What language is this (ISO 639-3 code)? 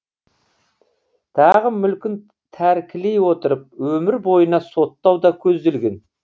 kaz